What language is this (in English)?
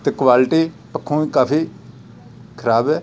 Punjabi